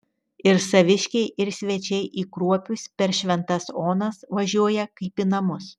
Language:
Lithuanian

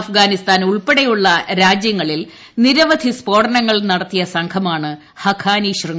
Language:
Malayalam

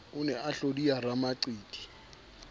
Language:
Southern Sotho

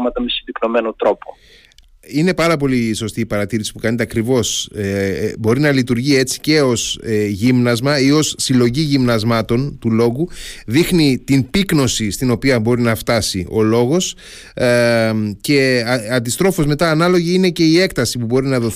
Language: Greek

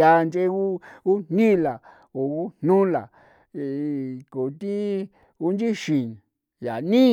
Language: San Felipe Otlaltepec Popoloca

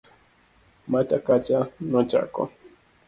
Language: Luo (Kenya and Tanzania)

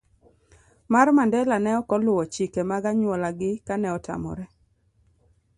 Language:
Luo (Kenya and Tanzania)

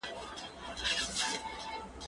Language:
Pashto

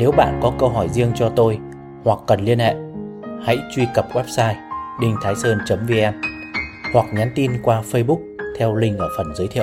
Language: Vietnamese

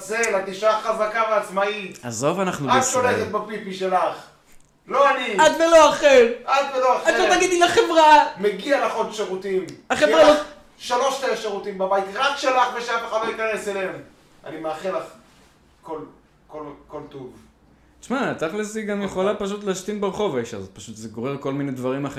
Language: Hebrew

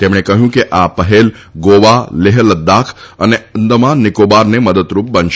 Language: Gujarati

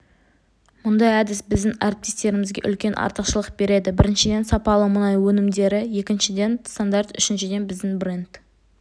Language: Kazakh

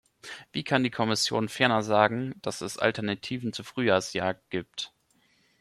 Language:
German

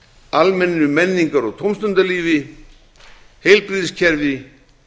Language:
Icelandic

